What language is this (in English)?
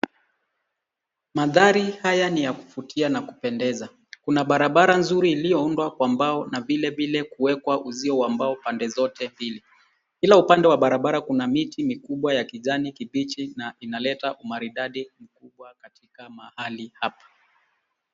Swahili